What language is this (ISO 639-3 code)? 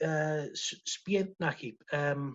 cym